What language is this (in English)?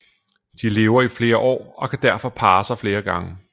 Danish